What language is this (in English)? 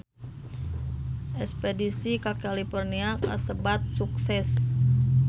Sundanese